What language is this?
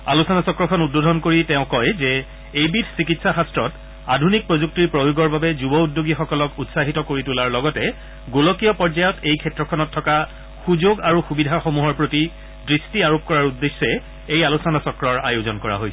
Assamese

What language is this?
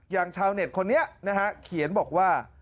Thai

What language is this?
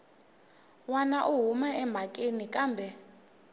Tsonga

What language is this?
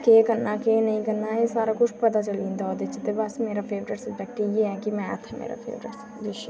Dogri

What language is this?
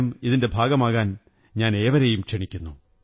Malayalam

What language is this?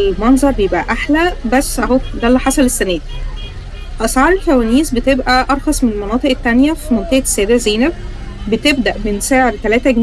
Arabic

